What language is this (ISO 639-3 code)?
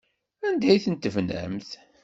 kab